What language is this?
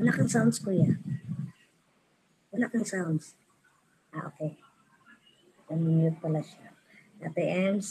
Filipino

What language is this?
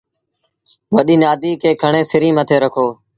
Sindhi Bhil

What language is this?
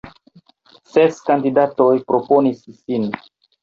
Esperanto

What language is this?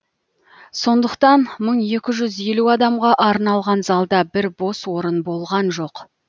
Kazakh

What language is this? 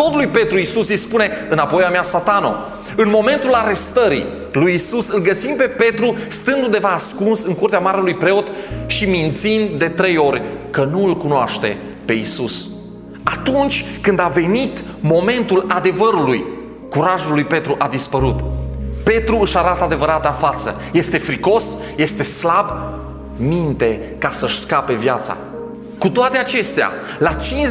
Romanian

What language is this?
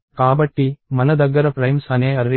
Telugu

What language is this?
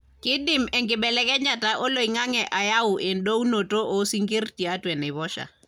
Masai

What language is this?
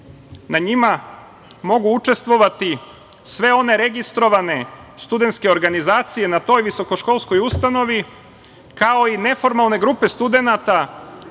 Serbian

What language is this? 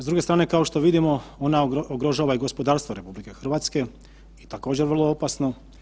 Croatian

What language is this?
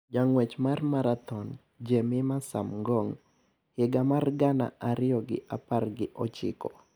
Luo (Kenya and Tanzania)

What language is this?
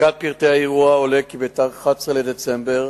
Hebrew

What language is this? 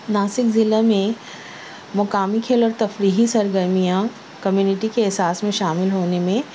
Urdu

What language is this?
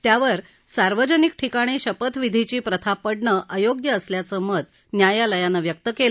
Marathi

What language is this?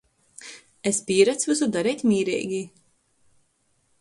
Latgalian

